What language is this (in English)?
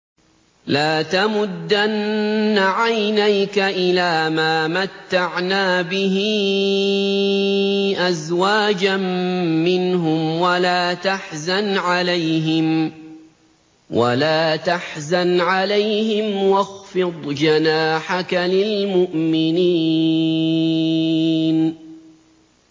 Arabic